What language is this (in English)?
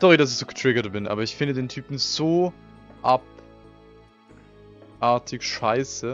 German